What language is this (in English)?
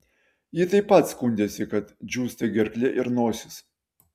Lithuanian